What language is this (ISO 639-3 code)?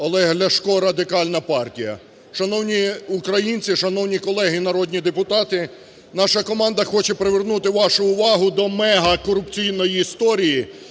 ukr